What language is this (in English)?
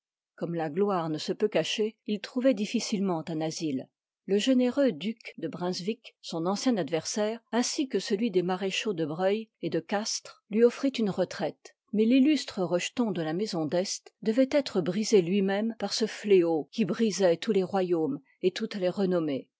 French